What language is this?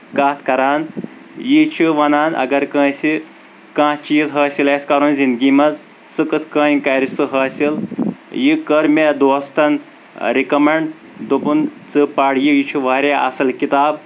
Kashmiri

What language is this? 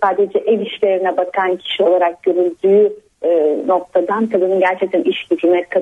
Turkish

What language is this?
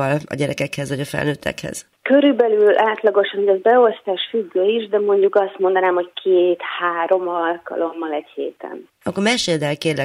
Hungarian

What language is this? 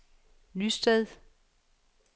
Danish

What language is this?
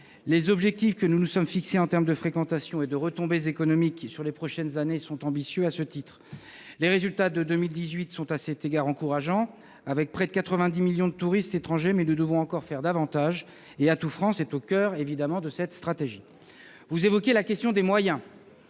French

